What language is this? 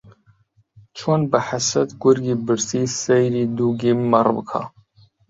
Central Kurdish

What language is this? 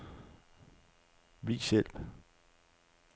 Danish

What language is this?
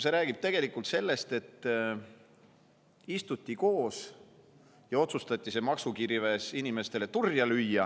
Estonian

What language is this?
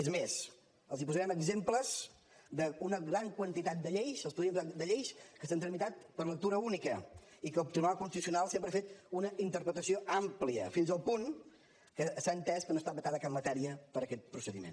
Catalan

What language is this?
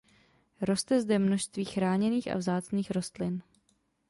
Czech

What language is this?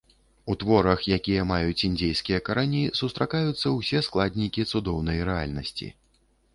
Belarusian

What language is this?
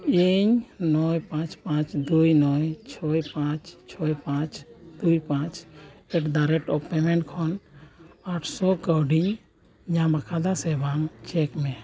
Santali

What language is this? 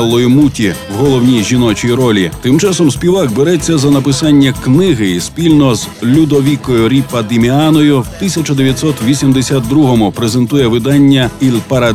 Ukrainian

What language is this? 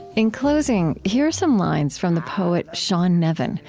English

